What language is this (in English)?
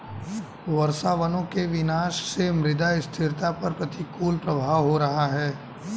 Hindi